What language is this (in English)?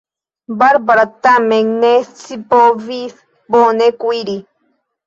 Esperanto